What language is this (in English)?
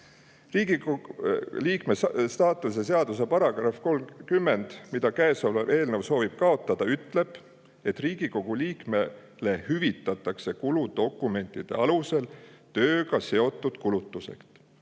Estonian